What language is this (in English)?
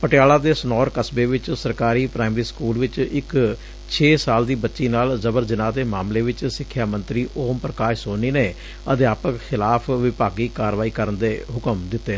Punjabi